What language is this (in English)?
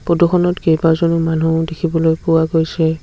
Assamese